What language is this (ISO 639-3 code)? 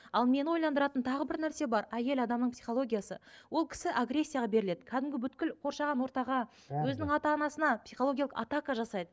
kaz